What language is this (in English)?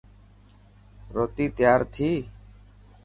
Dhatki